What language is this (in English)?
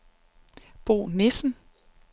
Danish